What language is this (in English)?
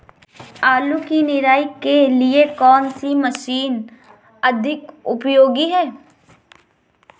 Hindi